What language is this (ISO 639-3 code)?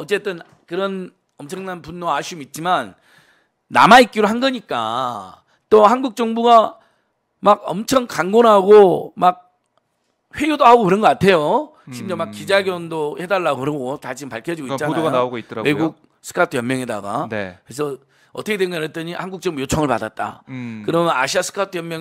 kor